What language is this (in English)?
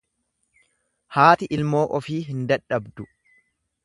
Oromo